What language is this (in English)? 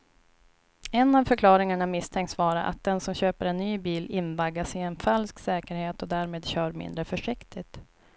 Swedish